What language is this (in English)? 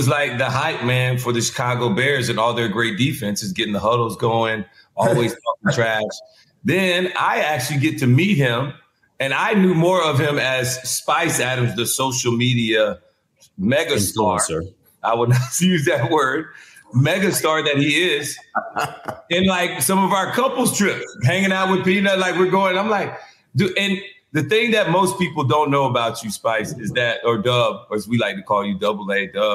English